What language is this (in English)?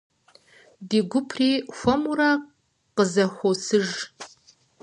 Kabardian